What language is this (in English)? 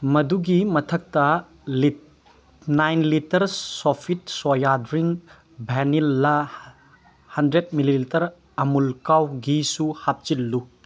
Manipuri